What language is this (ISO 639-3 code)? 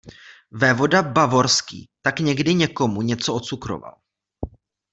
ces